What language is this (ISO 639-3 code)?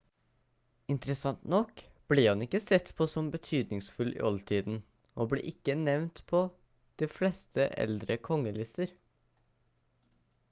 nob